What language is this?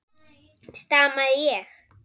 Icelandic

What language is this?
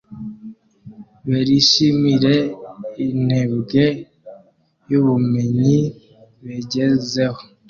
Kinyarwanda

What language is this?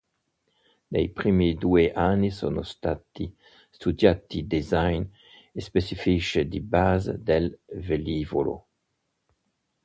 Italian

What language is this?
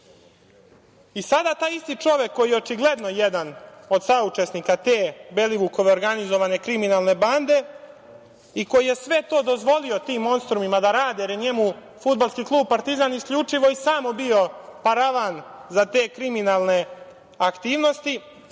Serbian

